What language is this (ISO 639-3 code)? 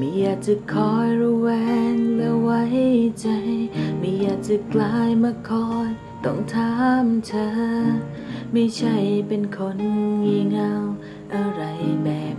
tha